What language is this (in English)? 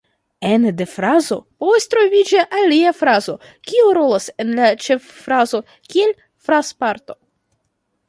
Esperanto